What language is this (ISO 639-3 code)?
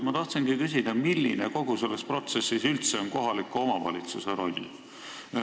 est